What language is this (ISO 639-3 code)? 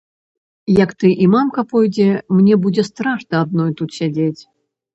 bel